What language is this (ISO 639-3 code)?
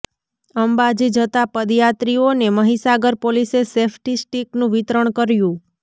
guj